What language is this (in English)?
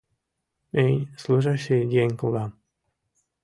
Mari